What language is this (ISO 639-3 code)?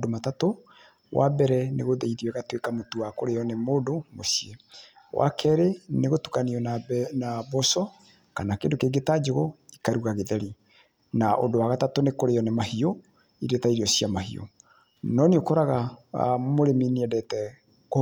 kik